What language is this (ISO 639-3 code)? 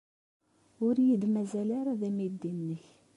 kab